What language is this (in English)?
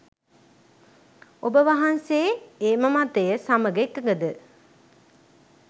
Sinhala